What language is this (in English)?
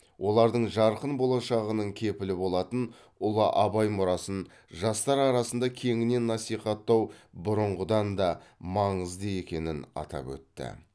Kazakh